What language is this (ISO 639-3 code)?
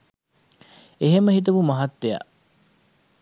sin